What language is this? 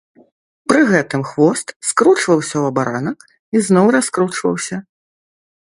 Belarusian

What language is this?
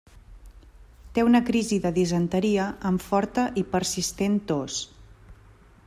Catalan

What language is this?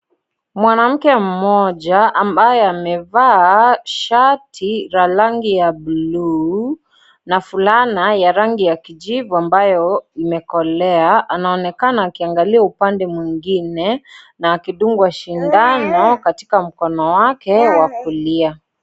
Swahili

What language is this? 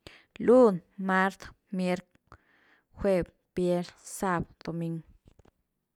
Güilá Zapotec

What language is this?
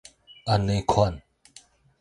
Min Nan Chinese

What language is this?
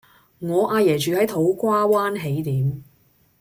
Cantonese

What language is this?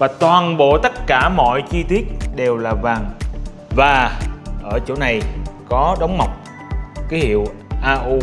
Vietnamese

